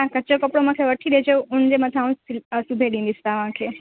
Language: Sindhi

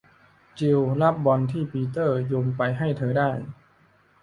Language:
Thai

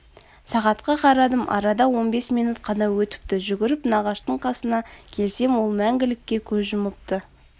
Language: Kazakh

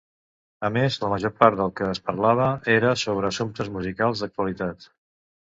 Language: Catalan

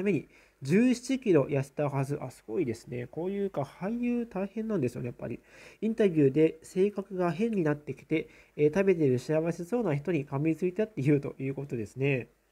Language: Japanese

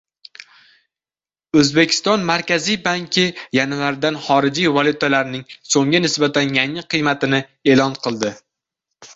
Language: Uzbek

